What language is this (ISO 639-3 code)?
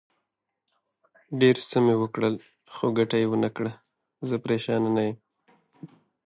pus